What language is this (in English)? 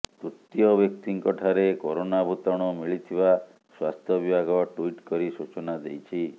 Odia